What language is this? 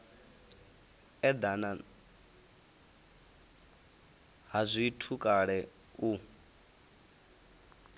Venda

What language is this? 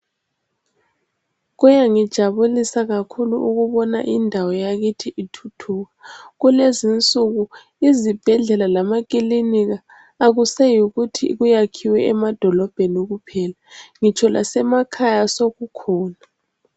North Ndebele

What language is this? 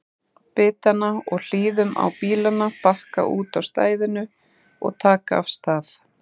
Icelandic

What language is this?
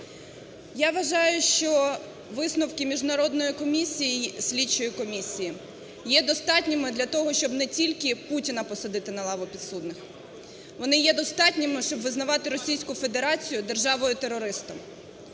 Ukrainian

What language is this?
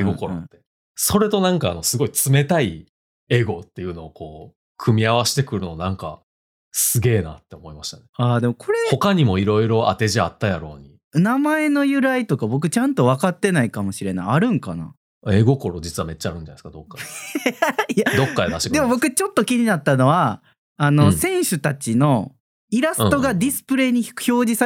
Japanese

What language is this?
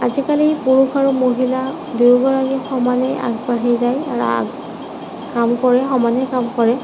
Assamese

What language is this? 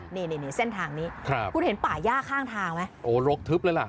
Thai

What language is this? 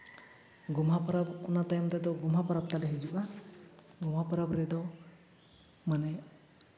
Santali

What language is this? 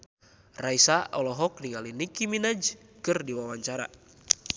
Sundanese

